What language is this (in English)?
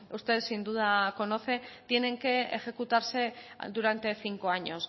Spanish